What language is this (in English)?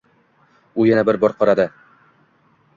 Uzbek